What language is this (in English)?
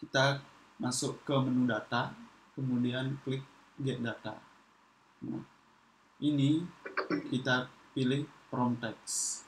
Indonesian